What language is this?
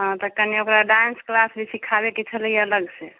Maithili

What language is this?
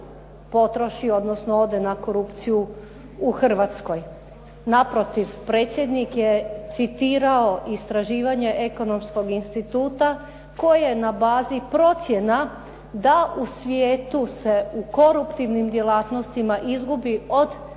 Croatian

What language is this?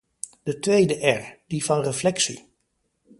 Dutch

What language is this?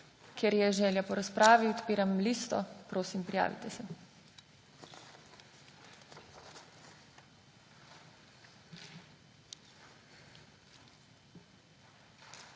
Slovenian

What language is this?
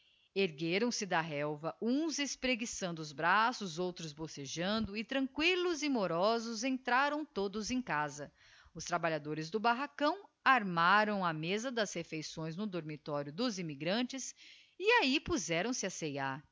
Portuguese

